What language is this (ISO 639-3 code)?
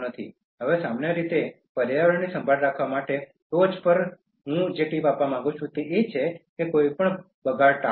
guj